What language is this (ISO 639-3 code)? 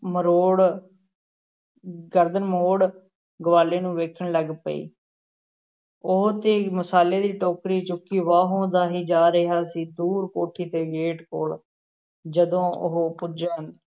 pan